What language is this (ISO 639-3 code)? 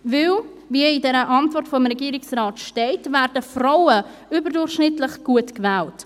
gsw